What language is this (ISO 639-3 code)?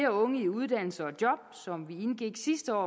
dan